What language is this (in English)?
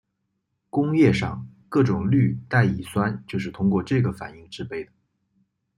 Chinese